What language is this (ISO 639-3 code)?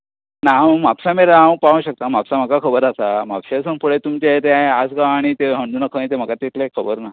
kok